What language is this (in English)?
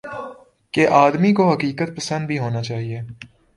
Urdu